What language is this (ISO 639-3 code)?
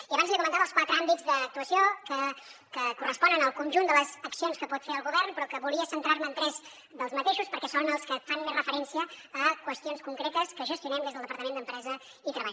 cat